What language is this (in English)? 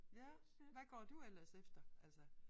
Danish